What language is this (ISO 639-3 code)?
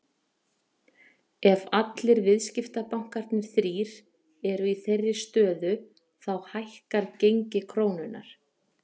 isl